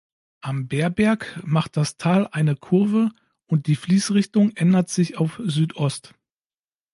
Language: German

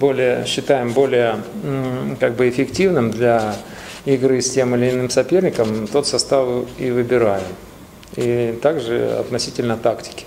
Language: Russian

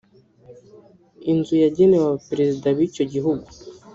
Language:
Kinyarwanda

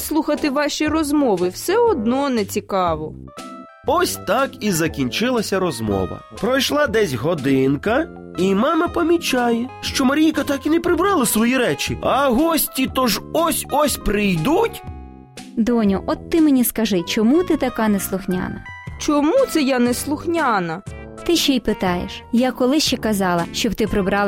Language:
Ukrainian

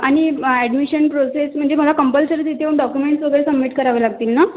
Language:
Marathi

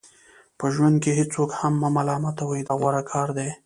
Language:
Pashto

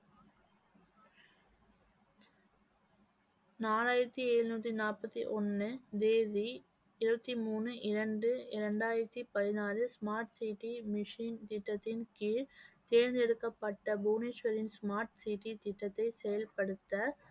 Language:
Tamil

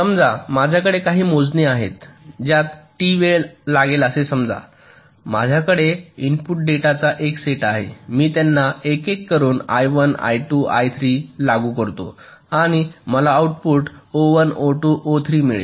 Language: Marathi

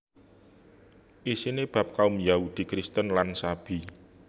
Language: Javanese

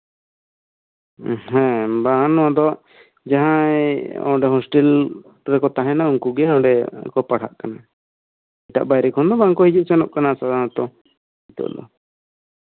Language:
Santali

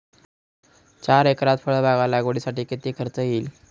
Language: Marathi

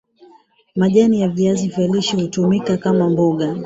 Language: Swahili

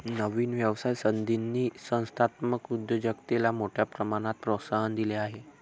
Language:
Marathi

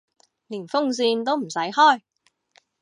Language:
Cantonese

